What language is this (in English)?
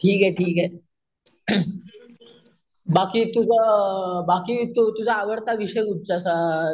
Marathi